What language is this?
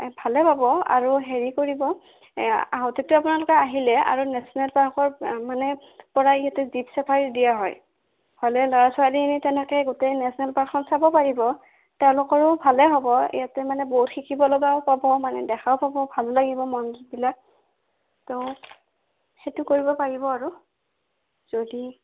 Assamese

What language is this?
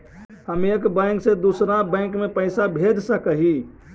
Magahi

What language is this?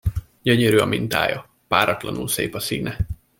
Hungarian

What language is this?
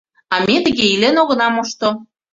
Mari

